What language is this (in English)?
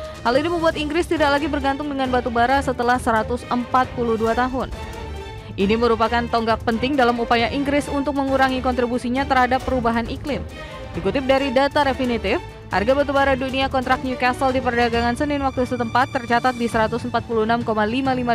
Indonesian